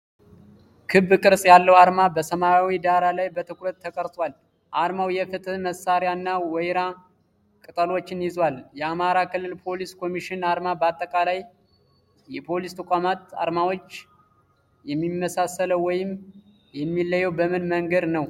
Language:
Amharic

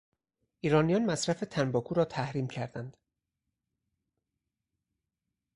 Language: Persian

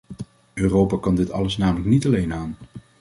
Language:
Dutch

